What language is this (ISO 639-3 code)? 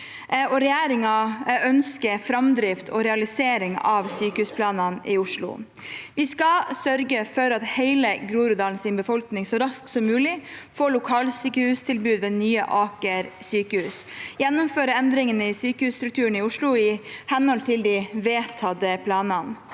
nor